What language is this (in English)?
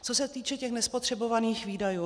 Czech